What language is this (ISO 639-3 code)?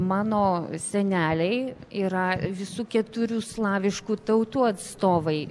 lit